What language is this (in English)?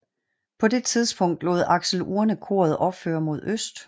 Danish